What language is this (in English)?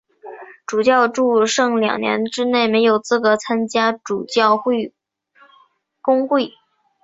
Chinese